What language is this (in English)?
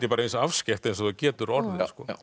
Icelandic